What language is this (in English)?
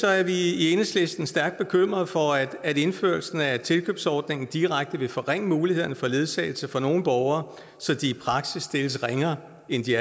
Danish